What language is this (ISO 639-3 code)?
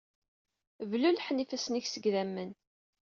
kab